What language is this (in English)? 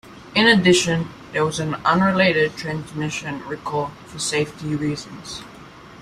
English